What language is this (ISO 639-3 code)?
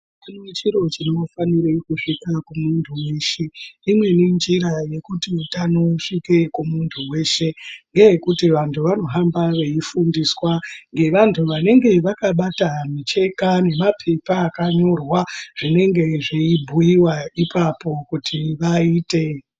ndc